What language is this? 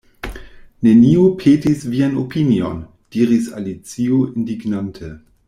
Esperanto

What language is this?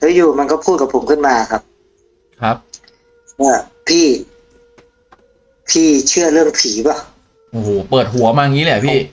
Thai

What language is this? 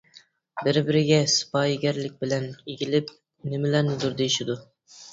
Uyghur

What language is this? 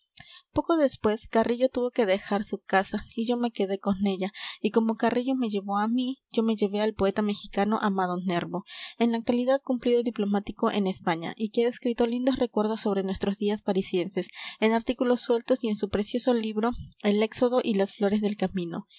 Spanish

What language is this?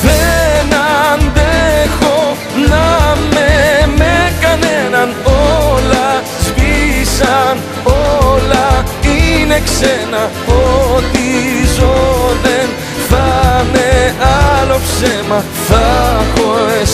Greek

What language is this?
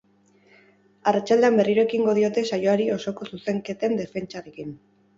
Basque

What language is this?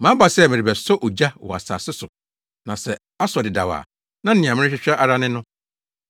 Akan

